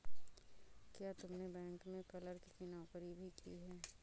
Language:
Hindi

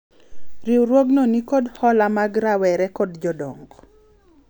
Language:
Luo (Kenya and Tanzania)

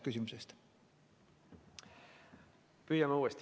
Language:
Estonian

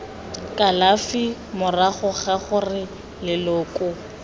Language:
Tswana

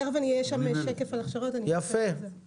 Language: Hebrew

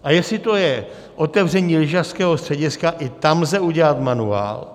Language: Czech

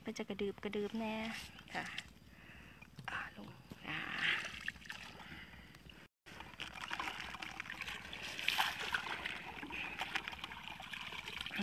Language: Thai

